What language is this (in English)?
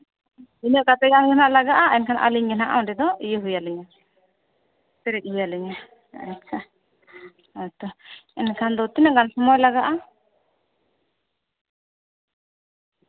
Santali